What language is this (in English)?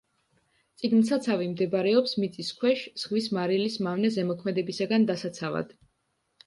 Georgian